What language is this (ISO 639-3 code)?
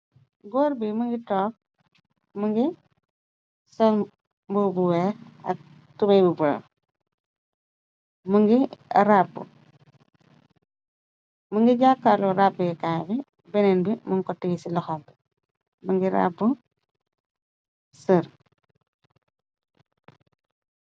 wol